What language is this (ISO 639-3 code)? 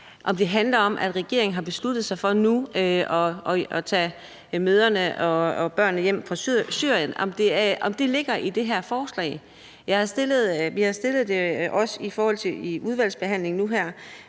dan